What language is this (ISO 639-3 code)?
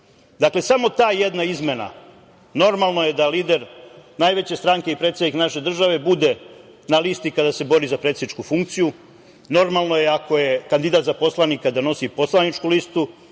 srp